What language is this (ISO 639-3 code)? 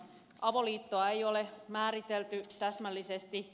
fin